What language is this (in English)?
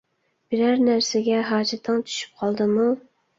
Uyghur